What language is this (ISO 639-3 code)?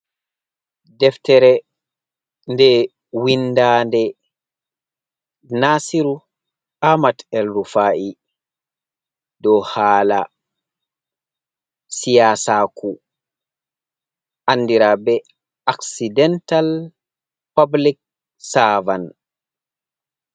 ful